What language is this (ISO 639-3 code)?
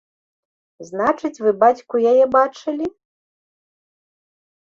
bel